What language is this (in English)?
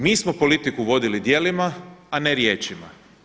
Croatian